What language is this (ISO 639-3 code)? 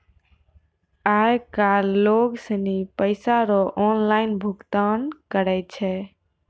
mai